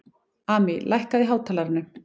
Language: Icelandic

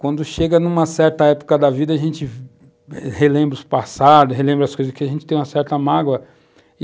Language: Portuguese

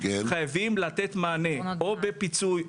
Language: Hebrew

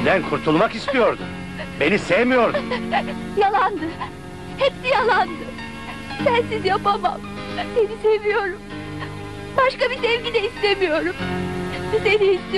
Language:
Turkish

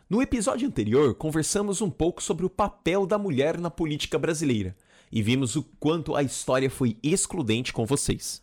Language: Portuguese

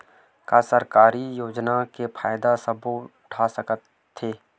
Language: Chhattisgarhi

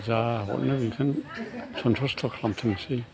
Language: Bodo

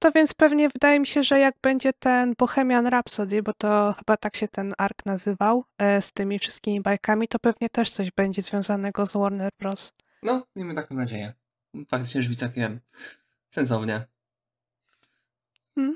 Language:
Polish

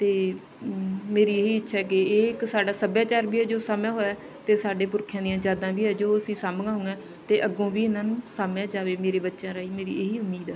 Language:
Punjabi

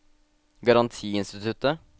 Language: Norwegian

